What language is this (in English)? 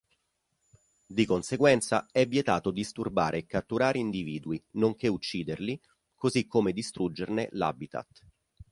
Italian